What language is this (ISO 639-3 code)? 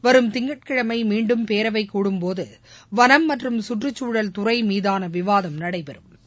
tam